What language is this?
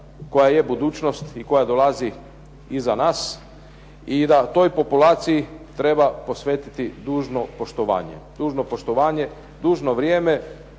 Croatian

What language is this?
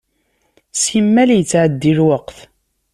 Kabyle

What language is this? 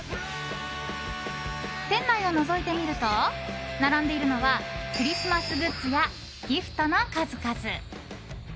Japanese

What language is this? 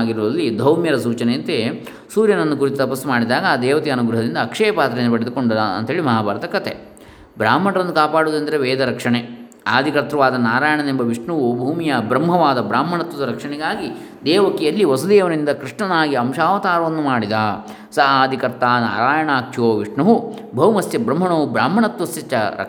Kannada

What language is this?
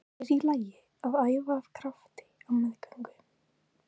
Icelandic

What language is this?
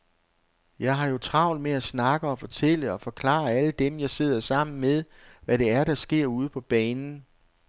Danish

